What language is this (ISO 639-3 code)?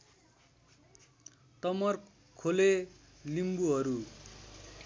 nep